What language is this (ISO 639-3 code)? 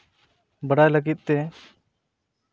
sat